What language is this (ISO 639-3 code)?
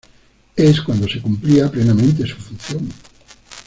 spa